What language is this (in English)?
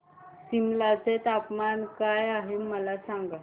Marathi